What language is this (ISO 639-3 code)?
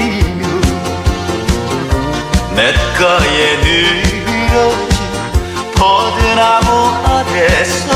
kor